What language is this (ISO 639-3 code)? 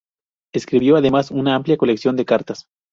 spa